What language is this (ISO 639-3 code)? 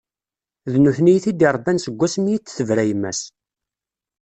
kab